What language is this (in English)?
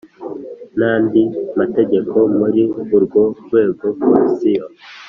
Kinyarwanda